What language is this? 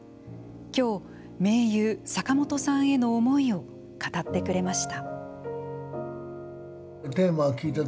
Japanese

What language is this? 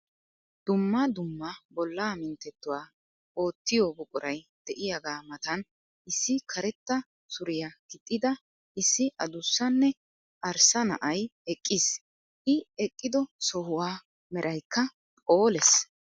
Wolaytta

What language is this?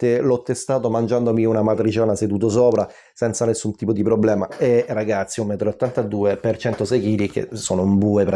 Italian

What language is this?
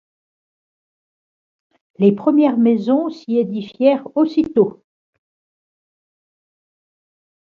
French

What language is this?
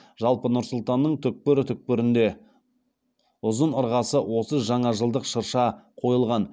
Kazakh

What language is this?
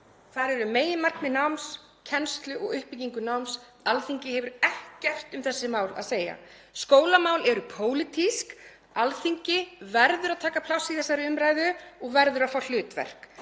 Icelandic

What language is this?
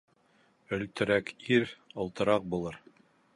Bashkir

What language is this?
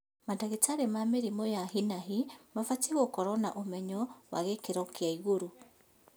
Kikuyu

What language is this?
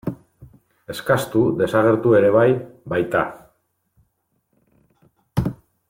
Basque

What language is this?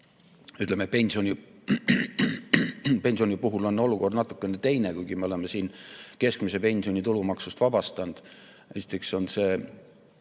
Estonian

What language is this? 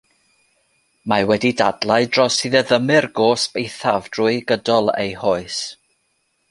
Welsh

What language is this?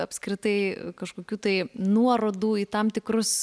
Lithuanian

